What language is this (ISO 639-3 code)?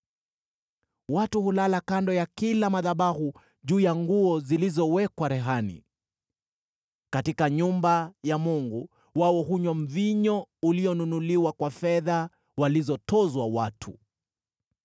swa